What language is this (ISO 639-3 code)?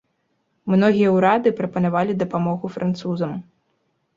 bel